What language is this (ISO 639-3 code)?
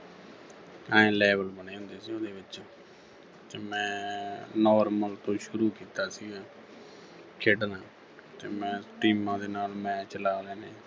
pan